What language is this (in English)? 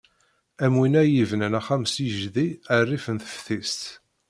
Kabyle